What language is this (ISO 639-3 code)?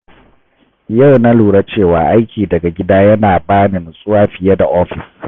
hau